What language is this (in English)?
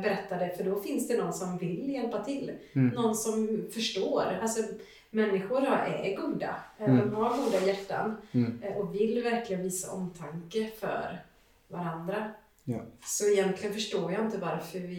Swedish